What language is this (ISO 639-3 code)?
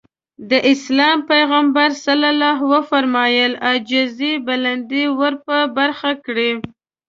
pus